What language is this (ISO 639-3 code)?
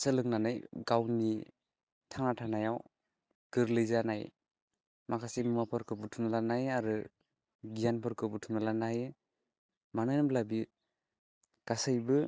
brx